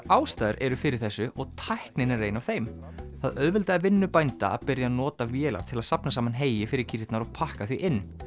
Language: Icelandic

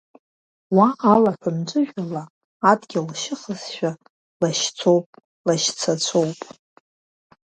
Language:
Abkhazian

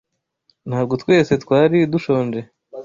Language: Kinyarwanda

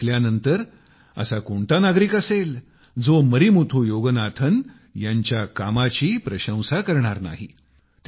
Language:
Marathi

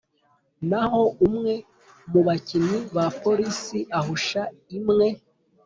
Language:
Kinyarwanda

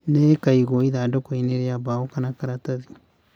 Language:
Kikuyu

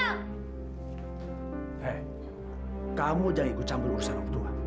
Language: Indonesian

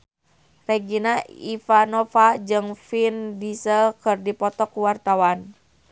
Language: Sundanese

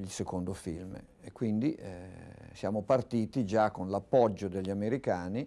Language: Italian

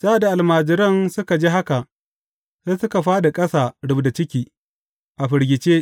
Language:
Hausa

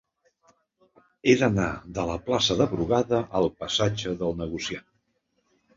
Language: Catalan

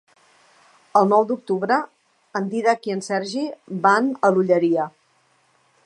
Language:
Catalan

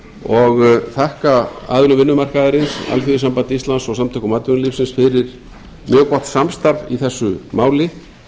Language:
Icelandic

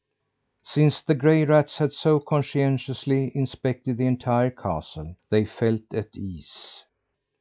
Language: English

